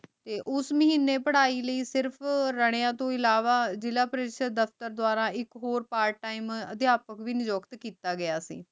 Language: Punjabi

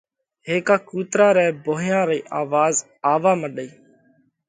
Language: Parkari Koli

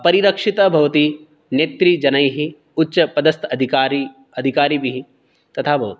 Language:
Sanskrit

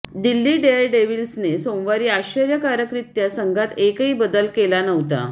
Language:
Marathi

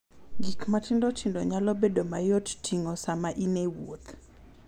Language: Luo (Kenya and Tanzania)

